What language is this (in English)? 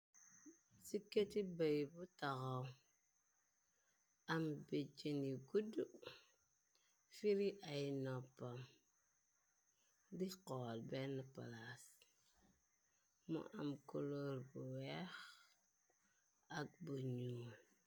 Wolof